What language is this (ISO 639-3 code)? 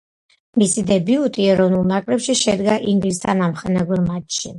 kat